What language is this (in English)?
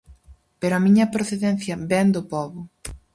Galician